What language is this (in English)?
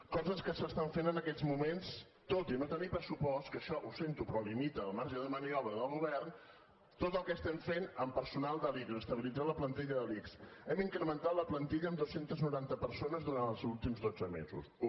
Catalan